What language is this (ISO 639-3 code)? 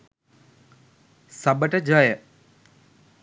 sin